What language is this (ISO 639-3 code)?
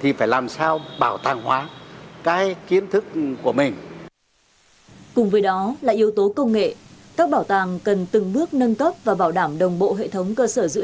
vie